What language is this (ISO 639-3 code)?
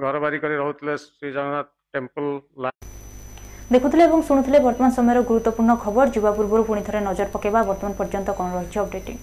hin